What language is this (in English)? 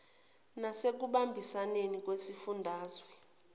Zulu